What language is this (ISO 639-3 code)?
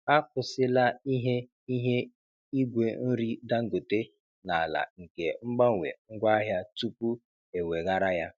ibo